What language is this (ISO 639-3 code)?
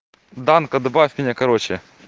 rus